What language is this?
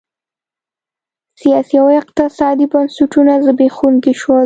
Pashto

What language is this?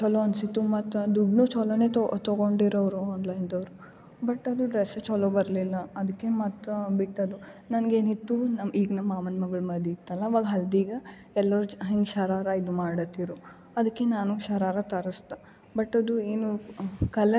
Kannada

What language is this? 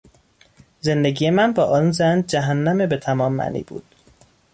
Persian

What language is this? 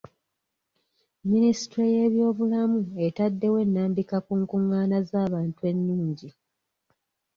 Ganda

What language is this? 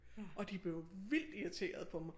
Danish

